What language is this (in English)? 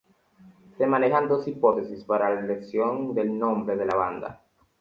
Spanish